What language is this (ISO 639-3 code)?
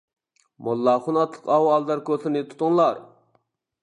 uig